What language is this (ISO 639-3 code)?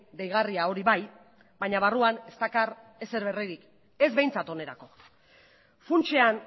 eus